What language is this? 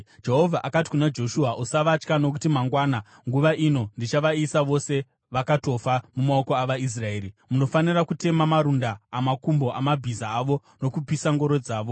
Shona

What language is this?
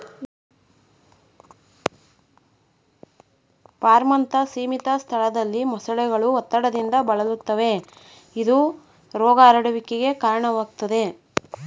Kannada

